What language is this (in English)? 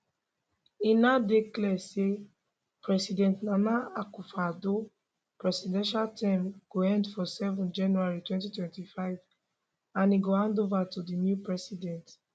Nigerian Pidgin